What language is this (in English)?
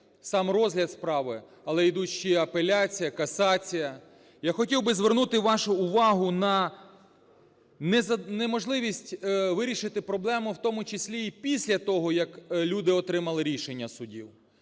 Ukrainian